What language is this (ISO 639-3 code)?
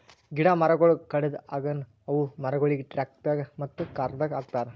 kan